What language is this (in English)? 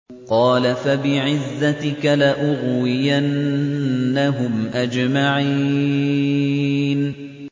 Arabic